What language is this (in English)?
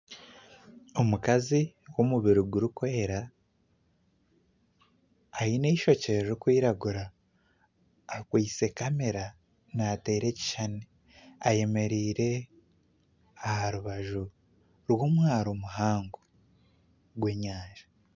Nyankole